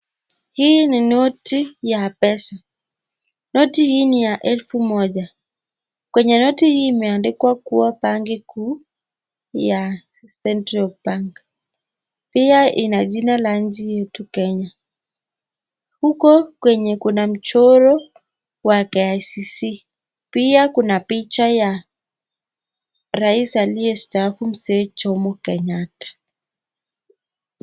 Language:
Swahili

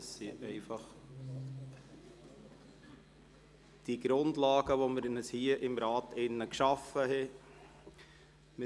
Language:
Swiss German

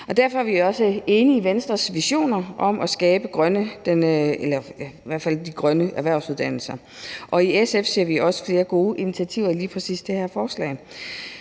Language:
Danish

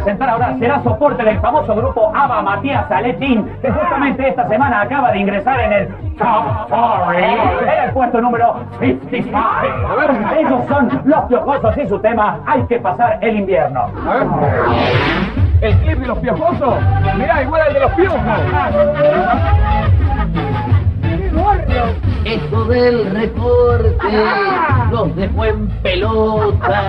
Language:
Spanish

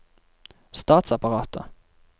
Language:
Norwegian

